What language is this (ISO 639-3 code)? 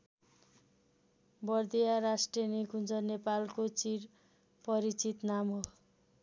nep